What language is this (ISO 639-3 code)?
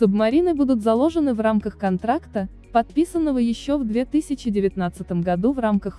rus